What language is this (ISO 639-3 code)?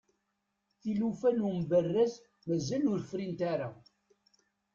kab